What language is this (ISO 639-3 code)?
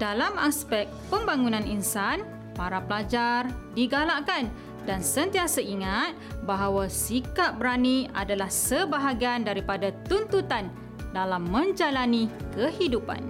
msa